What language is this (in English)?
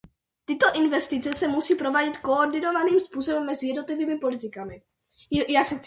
Czech